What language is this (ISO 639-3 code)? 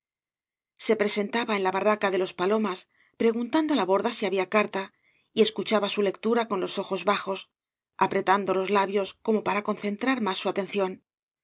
spa